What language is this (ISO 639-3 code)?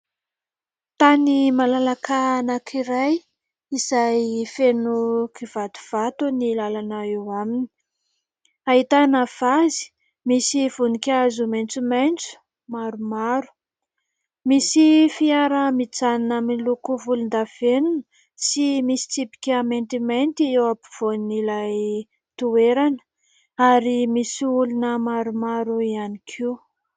mlg